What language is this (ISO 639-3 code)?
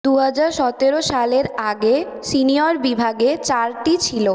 ben